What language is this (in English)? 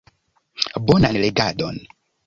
Esperanto